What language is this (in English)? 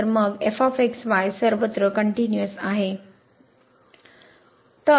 Marathi